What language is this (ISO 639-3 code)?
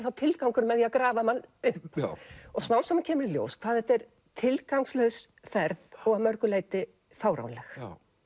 isl